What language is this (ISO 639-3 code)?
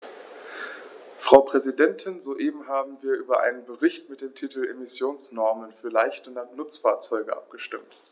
deu